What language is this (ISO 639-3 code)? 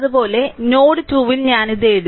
mal